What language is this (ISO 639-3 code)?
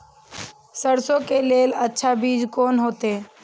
mai